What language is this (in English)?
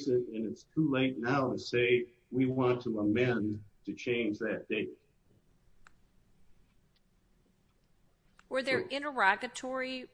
English